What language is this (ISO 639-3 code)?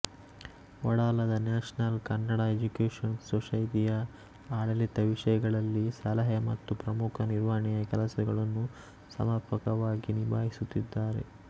kan